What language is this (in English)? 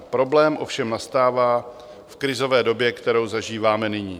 Czech